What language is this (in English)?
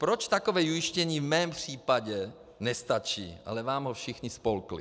Czech